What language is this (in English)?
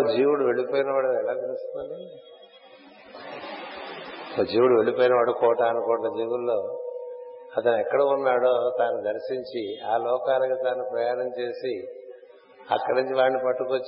Telugu